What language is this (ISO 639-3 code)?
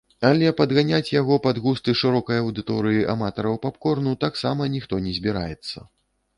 bel